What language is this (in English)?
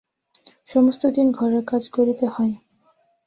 Bangla